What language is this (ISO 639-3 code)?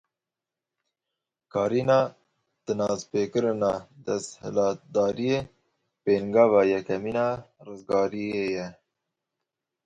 kur